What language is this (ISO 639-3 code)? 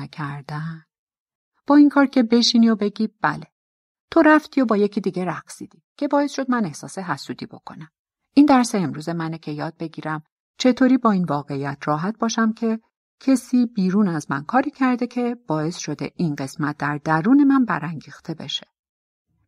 fas